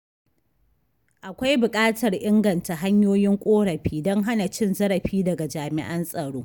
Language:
Hausa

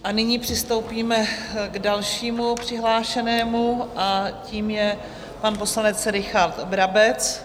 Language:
Czech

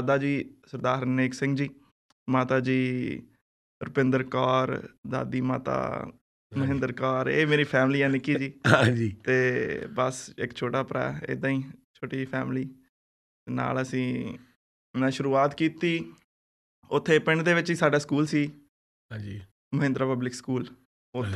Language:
Punjabi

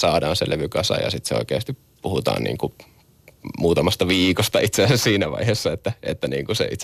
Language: Finnish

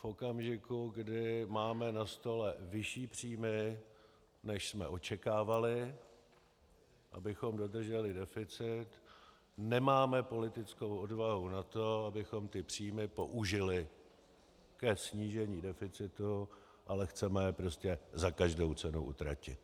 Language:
Czech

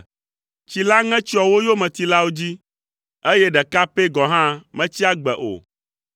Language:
Ewe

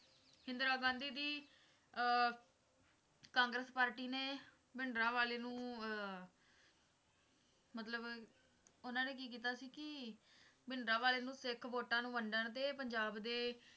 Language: Punjabi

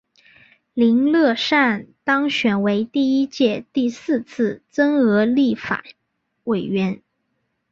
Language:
Chinese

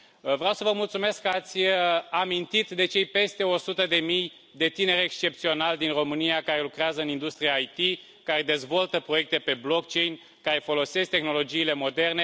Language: Romanian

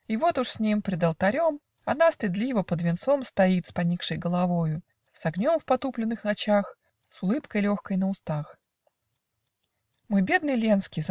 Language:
Russian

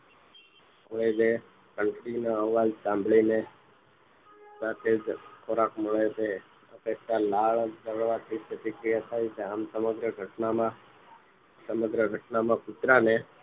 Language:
Gujarati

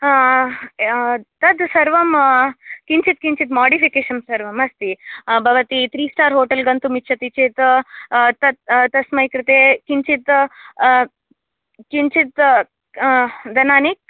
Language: Sanskrit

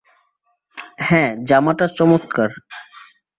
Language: Bangla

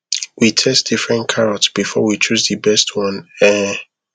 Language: Nigerian Pidgin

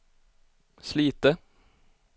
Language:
Swedish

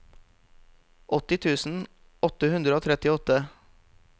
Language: Norwegian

